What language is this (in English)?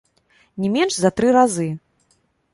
Belarusian